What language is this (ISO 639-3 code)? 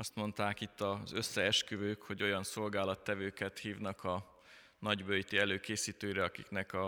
hun